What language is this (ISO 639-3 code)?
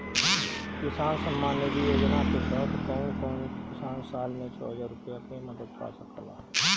bho